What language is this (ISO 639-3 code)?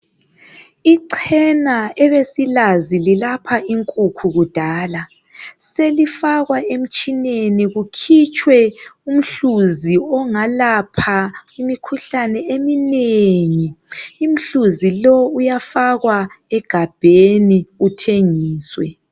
nde